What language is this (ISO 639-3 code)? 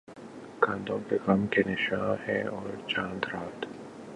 urd